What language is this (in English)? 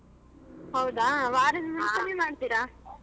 Kannada